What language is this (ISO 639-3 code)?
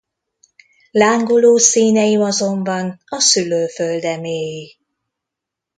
hun